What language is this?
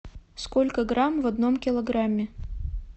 Russian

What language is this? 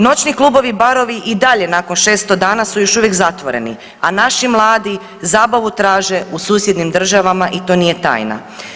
Croatian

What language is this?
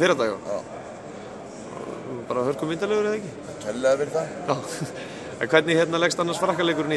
Dutch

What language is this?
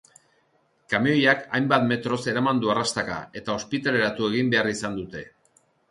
Basque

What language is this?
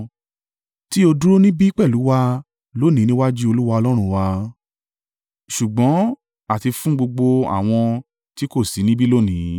Yoruba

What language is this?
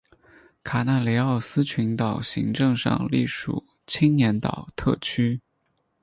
Chinese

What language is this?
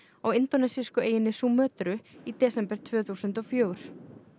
Icelandic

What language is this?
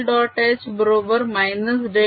Marathi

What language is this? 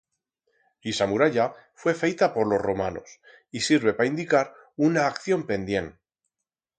Aragonese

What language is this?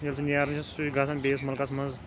Kashmiri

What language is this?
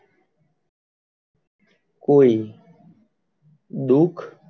Gujarati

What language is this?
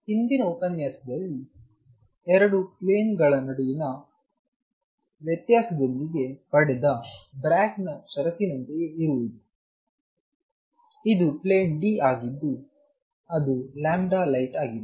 Kannada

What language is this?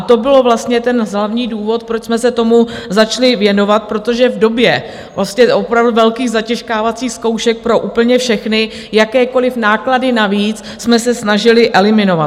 Czech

